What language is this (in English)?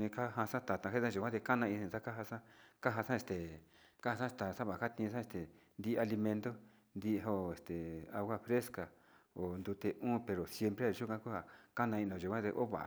Sinicahua Mixtec